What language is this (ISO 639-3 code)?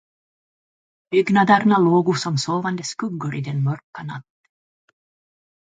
swe